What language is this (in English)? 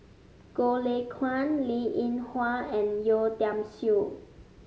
English